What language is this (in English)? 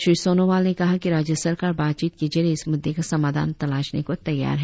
Hindi